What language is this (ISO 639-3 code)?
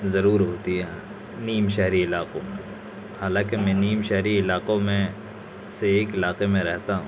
urd